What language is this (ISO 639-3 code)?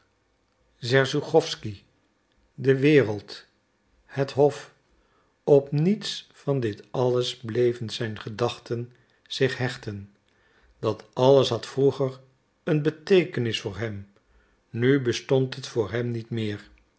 nld